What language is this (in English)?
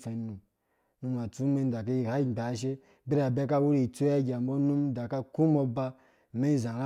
Dũya